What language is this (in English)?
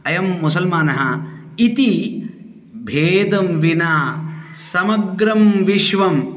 Sanskrit